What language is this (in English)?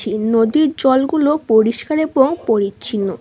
Bangla